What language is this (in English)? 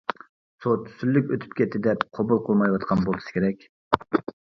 Uyghur